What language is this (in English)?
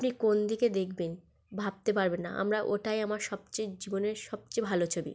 Bangla